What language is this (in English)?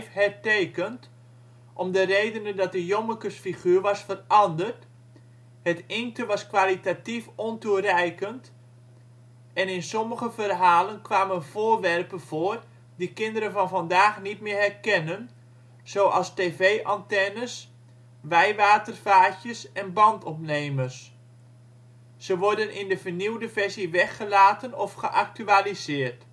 Dutch